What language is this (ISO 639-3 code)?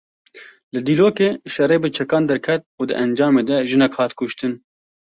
kur